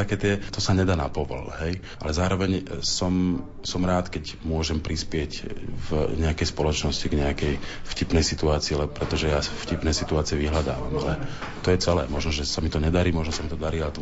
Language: Slovak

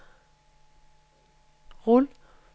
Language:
Danish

